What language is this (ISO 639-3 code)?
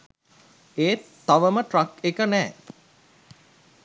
sin